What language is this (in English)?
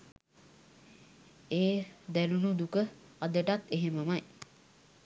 Sinhala